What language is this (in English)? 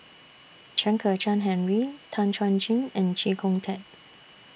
English